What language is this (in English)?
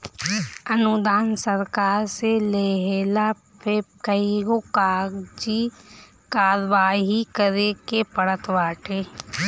Bhojpuri